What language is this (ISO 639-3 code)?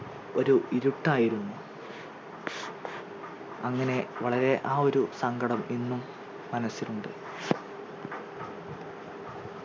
mal